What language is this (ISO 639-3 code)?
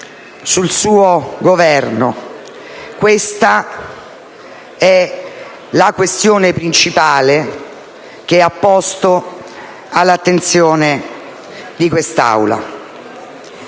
ita